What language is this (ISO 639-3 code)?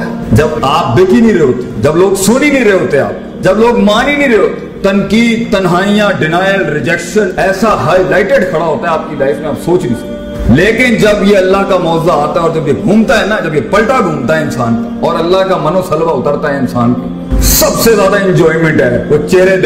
urd